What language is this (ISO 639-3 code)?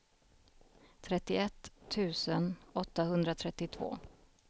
swe